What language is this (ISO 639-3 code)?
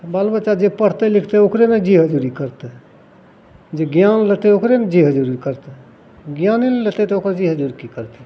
mai